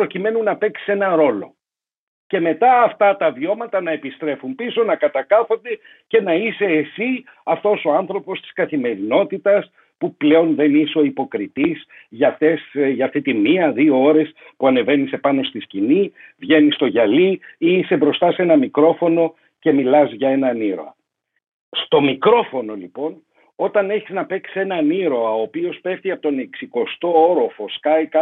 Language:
Greek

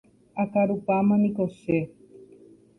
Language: Guarani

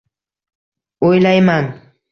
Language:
Uzbek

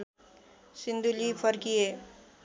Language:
Nepali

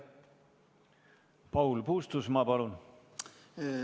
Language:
Estonian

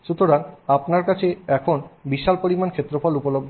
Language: Bangla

